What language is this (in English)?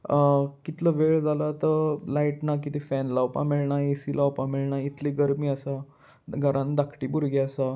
Konkani